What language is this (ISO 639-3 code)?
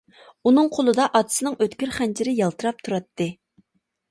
uig